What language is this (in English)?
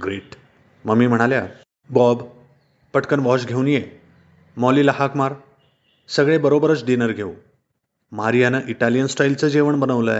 Marathi